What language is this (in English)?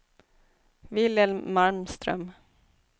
Swedish